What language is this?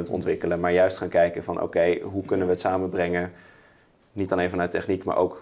Dutch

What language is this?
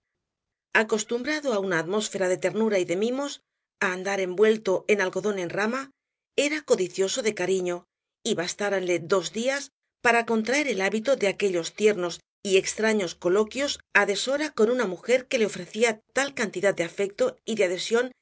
Spanish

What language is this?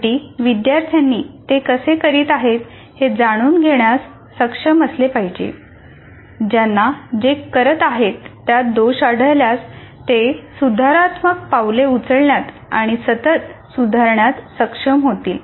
Marathi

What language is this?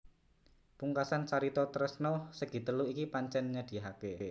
Javanese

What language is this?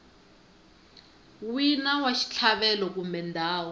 Tsonga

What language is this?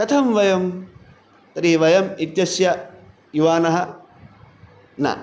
Sanskrit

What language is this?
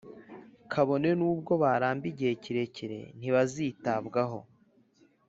Kinyarwanda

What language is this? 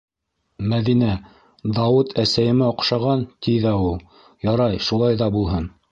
Bashkir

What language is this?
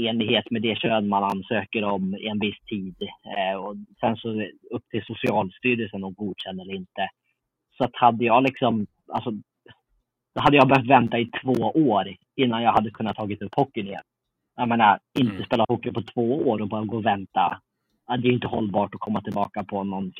Swedish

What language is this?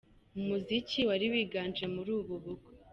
Kinyarwanda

